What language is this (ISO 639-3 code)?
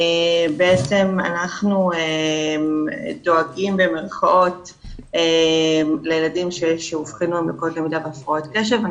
heb